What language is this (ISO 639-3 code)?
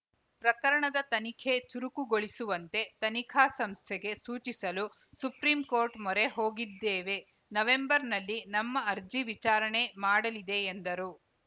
kan